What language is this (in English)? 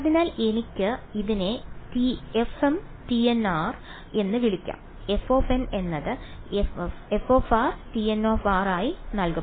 Malayalam